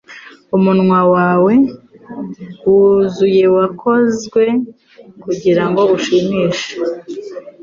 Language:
Kinyarwanda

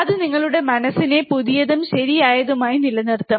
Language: Malayalam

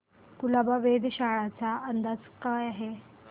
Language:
Marathi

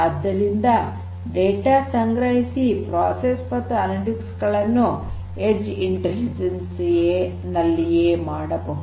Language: Kannada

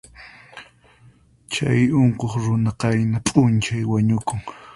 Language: Puno Quechua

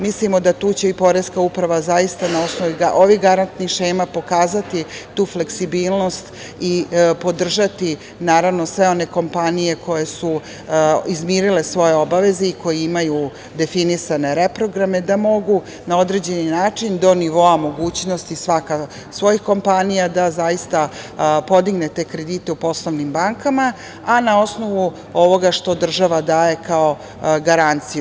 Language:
Serbian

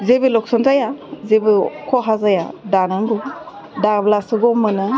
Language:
Bodo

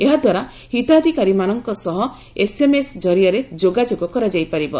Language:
Odia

